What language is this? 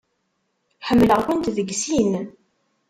Kabyle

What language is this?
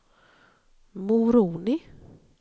Swedish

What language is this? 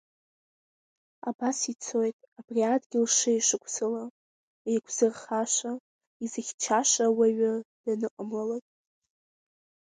Abkhazian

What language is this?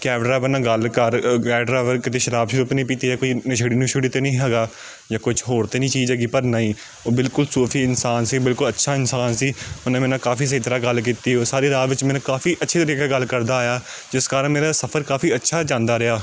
Punjabi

